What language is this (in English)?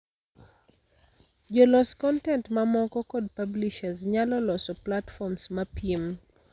Luo (Kenya and Tanzania)